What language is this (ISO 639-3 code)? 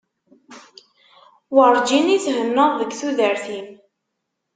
kab